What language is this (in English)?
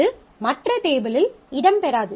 Tamil